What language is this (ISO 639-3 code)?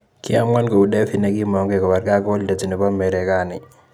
kln